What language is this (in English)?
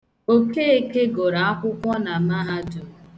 Igbo